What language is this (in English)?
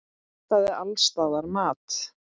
Icelandic